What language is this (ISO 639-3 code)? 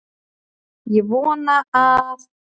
isl